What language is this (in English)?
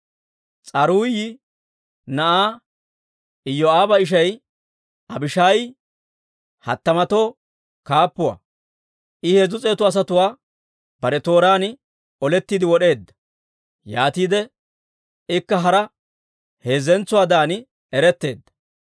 Dawro